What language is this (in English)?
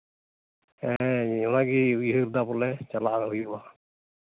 Santali